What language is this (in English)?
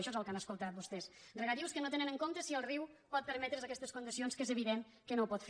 Catalan